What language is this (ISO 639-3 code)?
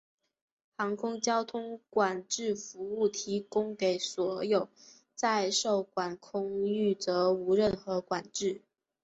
zho